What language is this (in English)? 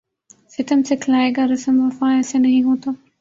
Urdu